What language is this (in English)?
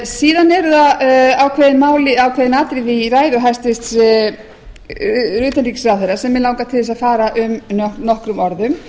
Icelandic